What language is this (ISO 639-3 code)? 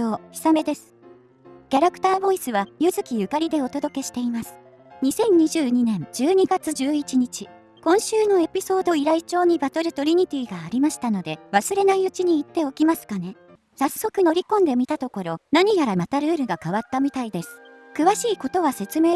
jpn